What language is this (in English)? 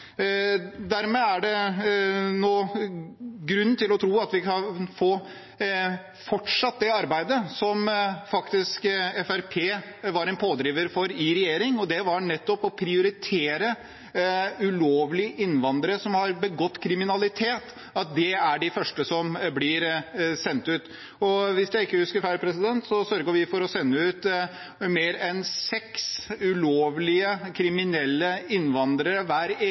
Norwegian Bokmål